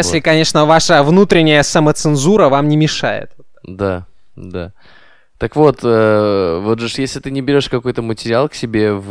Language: Russian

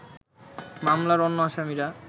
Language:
Bangla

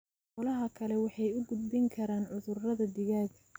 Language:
Somali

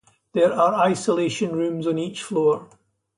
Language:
English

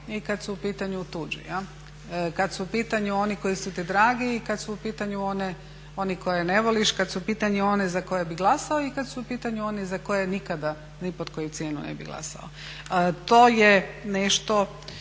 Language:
Croatian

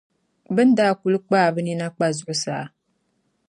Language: Dagbani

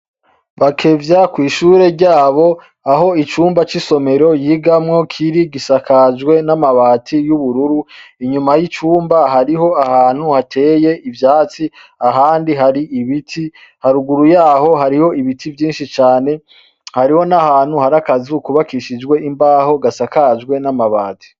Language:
Rundi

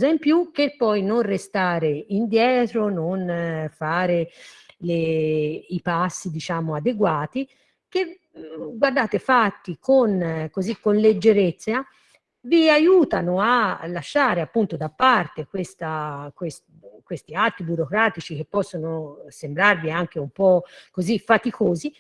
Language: Italian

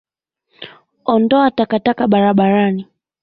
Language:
Swahili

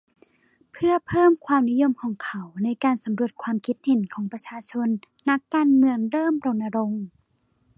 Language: Thai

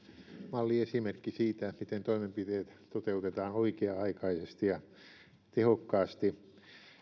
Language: Finnish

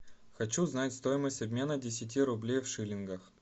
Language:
Russian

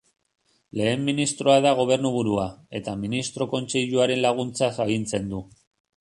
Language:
Basque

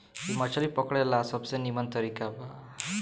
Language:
Bhojpuri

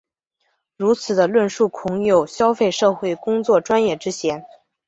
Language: Chinese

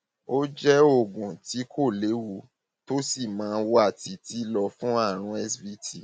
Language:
Yoruba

